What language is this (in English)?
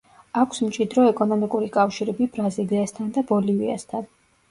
Georgian